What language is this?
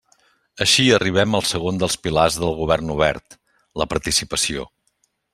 Catalan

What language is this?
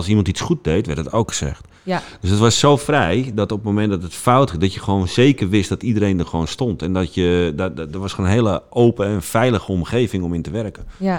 Dutch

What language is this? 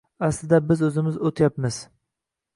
Uzbek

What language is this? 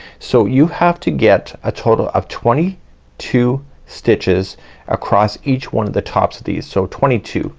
English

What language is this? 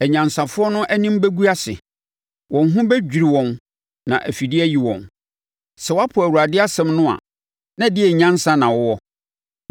Akan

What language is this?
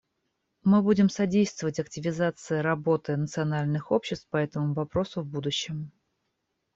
Russian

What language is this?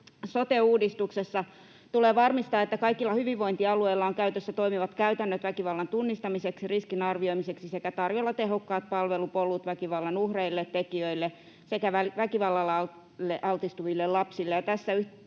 Finnish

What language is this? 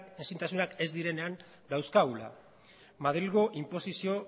Basque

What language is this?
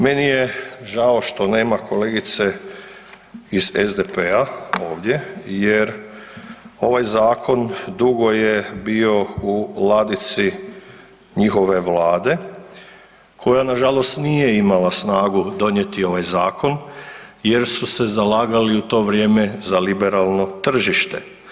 Croatian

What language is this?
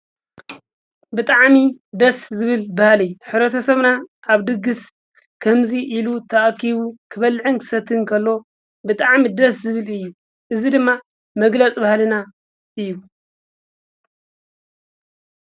Tigrinya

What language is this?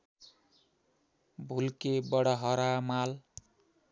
Nepali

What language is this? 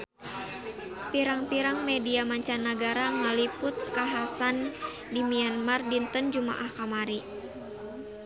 Sundanese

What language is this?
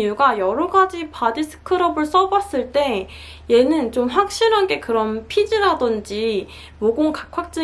Korean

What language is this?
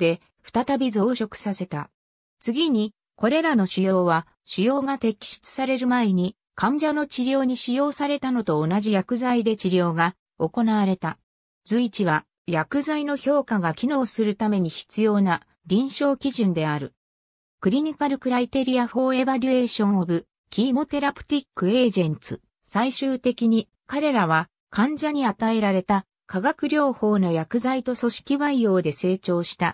Japanese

